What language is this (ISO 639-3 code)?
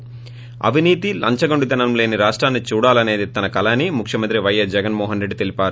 tel